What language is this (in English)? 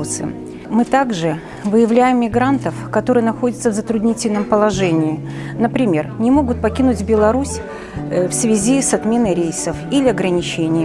Russian